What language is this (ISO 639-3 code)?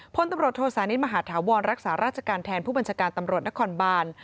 tha